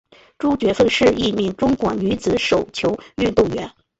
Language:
Chinese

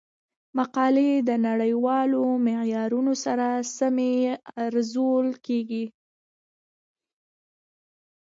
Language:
Pashto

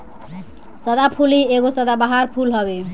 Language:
Bhojpuri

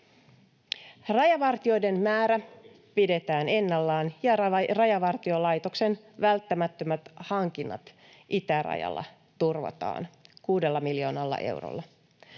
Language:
Finnish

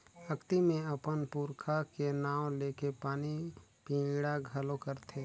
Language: Chhattisgarhi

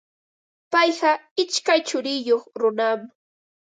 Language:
Ambo-Pasco Quechua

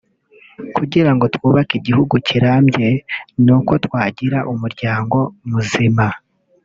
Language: Kinyarwanda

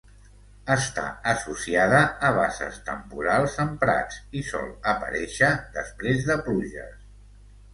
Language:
Catalan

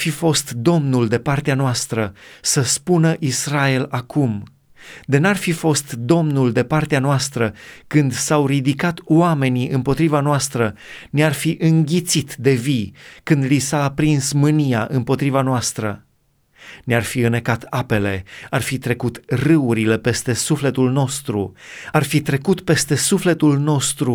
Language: Romanian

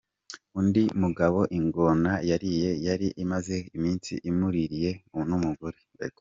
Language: Kinyarwanda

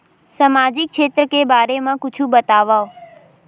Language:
Chhattisgarhi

